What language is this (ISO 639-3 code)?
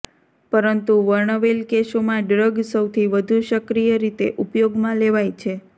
guj